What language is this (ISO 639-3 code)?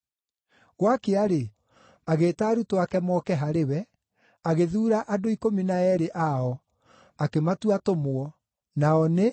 kik